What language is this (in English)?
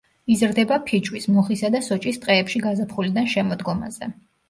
Georgian